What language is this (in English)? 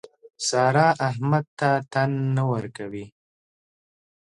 Pashto